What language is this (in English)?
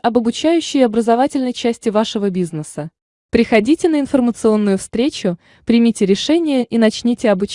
Russian